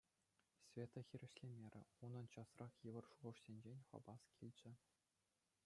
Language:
Chuvash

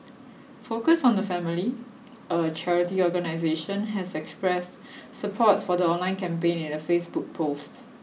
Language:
English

